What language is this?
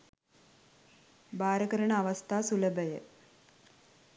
Sinhala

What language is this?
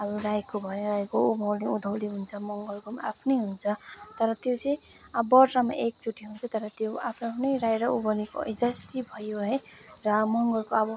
Nepali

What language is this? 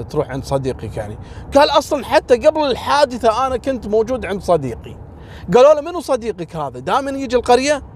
Arabic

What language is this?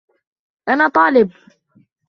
Arabic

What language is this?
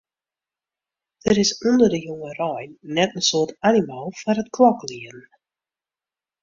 Western Frisian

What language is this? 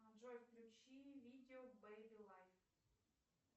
Russian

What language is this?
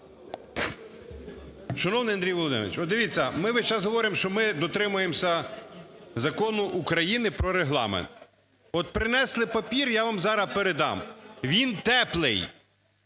Ukrainian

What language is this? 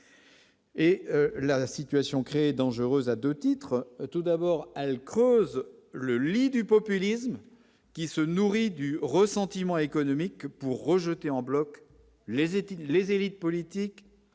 French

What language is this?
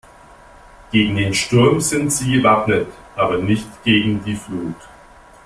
German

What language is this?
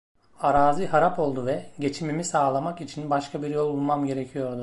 Turkish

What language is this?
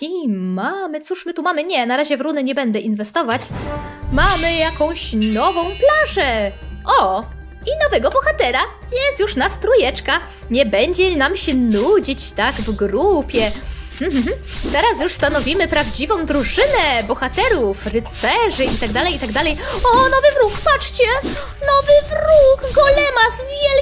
Polish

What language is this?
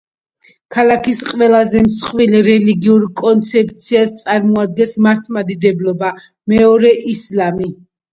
Georgian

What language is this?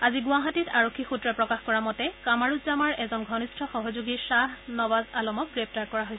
Assamese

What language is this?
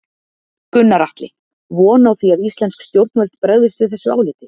Icelandic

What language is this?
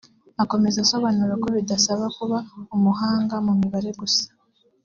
Kinyarwanda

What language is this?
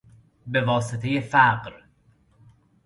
Persian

